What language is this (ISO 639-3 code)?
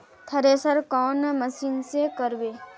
mag